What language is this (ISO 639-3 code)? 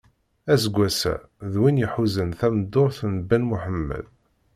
kab